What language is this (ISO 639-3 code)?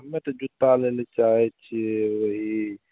mai